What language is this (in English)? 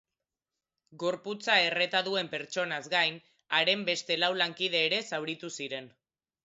Basque